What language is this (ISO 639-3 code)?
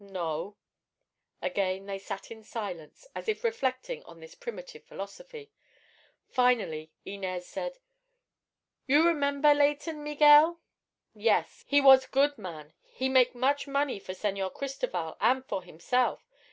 eng